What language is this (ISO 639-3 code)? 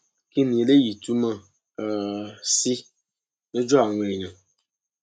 yor